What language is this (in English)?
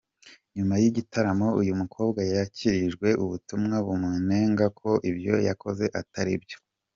Kinyarwanda